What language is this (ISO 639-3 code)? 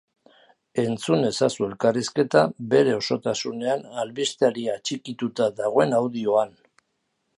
eus